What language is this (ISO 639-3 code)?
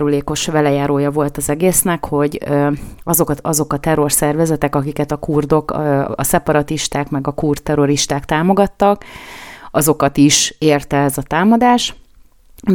hun